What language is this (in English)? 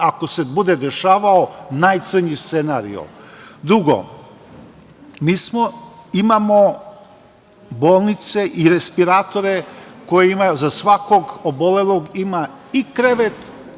Serbian